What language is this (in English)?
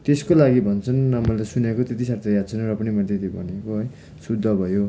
Nepali